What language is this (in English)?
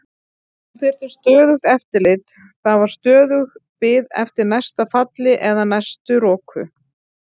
Icelandic